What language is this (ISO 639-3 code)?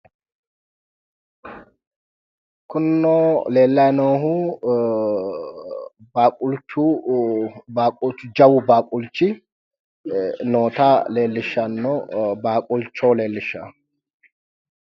sid